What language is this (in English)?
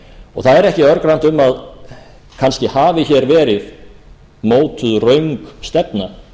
Icelandic